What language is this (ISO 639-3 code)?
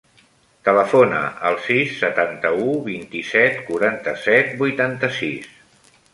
cat